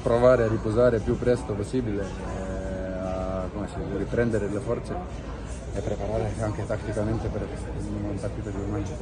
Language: Italian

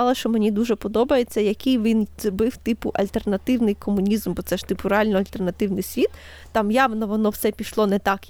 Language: Ukrainian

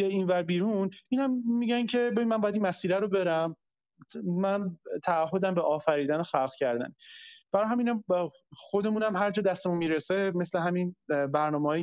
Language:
Persian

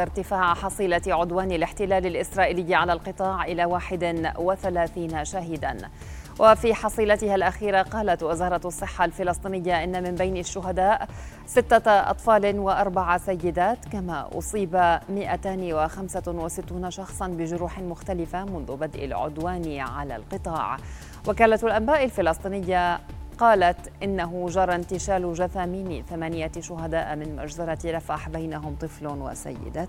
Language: Arabic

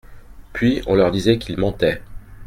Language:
French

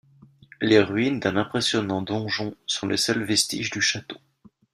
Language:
French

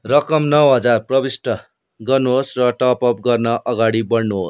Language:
Nepali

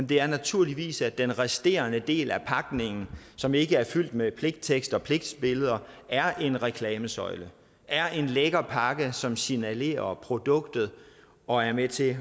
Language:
Danish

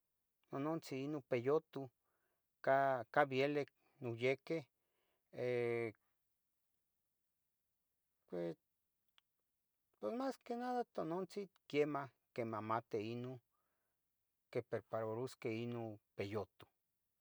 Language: Tetelcingo Nahuatl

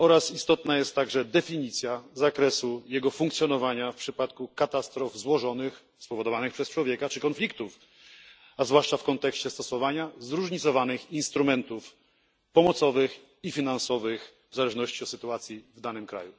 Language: Polish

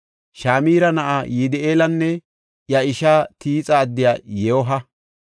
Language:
Gofa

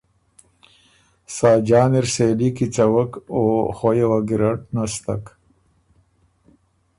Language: Ormuri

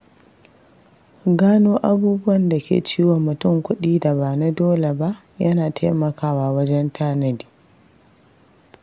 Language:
Hausa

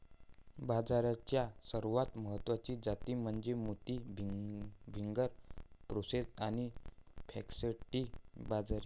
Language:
Marathi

